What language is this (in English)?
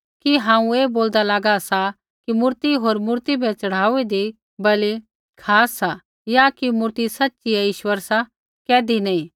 Kullu Pahari